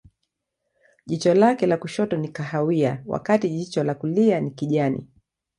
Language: Swahili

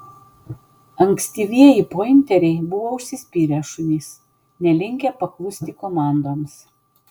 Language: Lithuanian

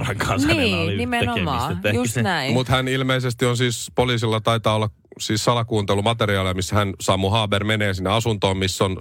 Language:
Finnish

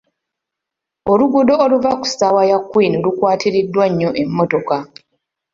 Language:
Ganda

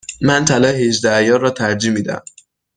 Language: Persian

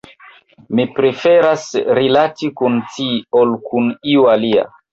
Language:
Esperanto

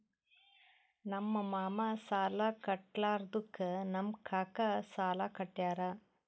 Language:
Kannada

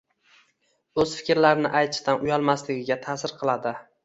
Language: Uzbek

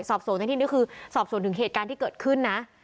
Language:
Thai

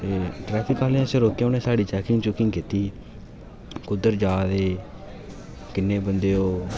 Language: Dogri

